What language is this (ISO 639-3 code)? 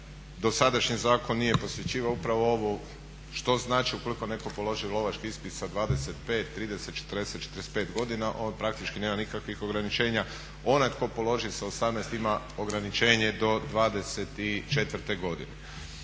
hrv